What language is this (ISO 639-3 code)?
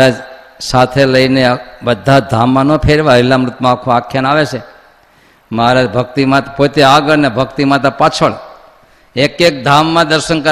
guj